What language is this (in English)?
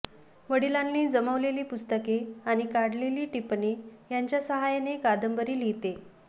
Marathi